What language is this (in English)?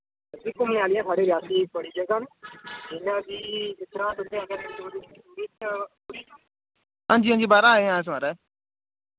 Dogri